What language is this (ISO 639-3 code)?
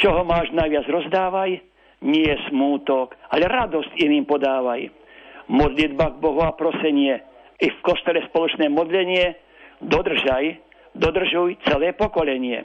slk